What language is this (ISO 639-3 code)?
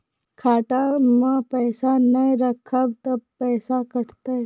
mai